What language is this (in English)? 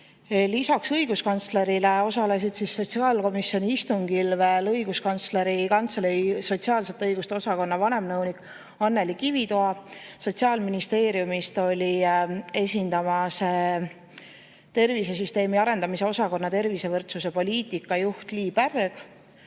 Estonian